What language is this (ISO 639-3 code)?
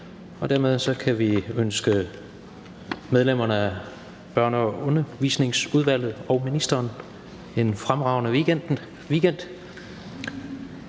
dan